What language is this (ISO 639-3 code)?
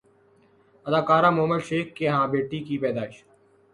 urd